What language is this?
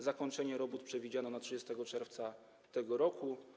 Polish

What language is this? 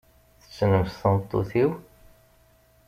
Kabyle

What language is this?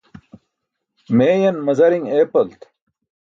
Burushaski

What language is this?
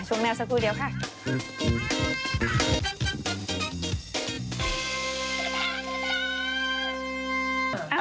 Thai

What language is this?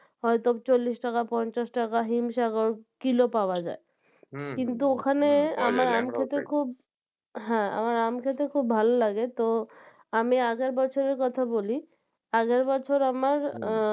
Bangla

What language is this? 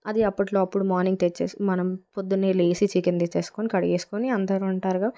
Telugu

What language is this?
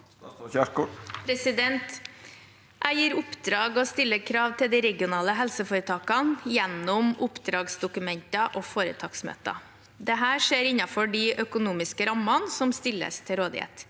Norwegian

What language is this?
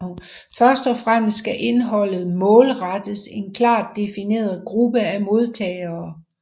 Danish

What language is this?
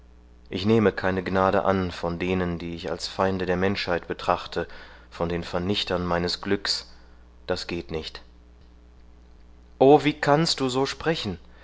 German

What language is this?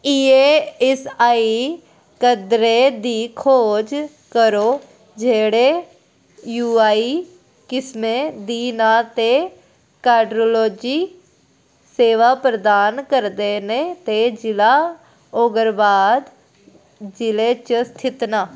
Dogri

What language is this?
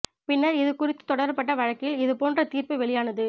Tamil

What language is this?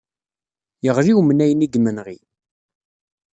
Kabyle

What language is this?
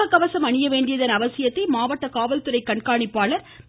Tamil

